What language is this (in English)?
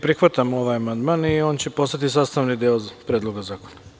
Serbian